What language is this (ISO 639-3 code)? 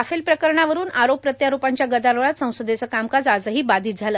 mar